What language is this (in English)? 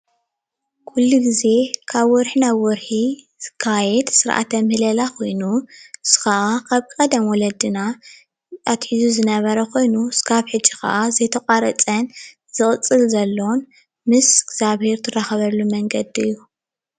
Tigrinya